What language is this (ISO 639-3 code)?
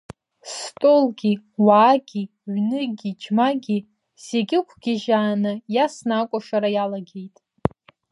abk